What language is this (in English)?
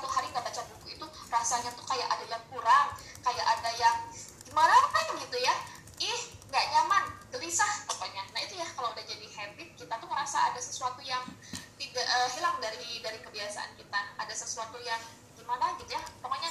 Indonesian